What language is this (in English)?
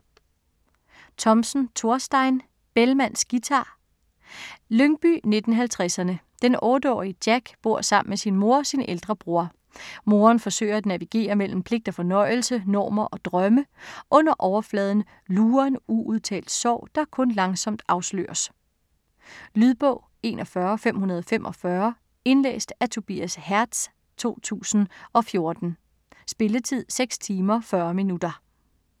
Danish